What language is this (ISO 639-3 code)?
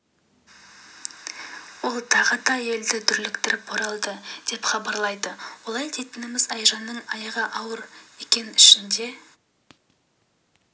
kaz